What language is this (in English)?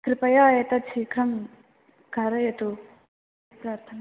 Sanskrit